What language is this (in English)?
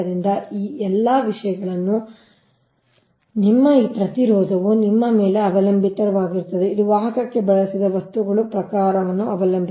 Kannada